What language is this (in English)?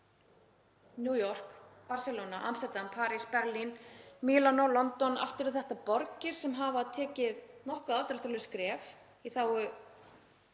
Icelandic